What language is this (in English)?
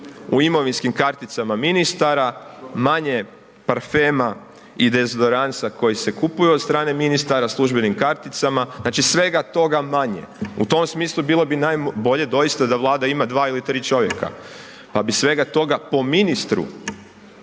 Croatian